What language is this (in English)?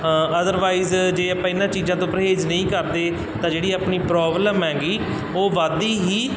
Punjabi